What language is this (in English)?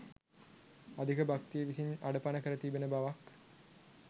Sinhala